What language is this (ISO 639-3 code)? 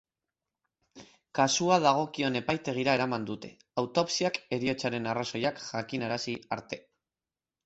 eus